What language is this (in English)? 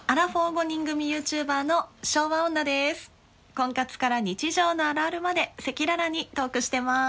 Japanese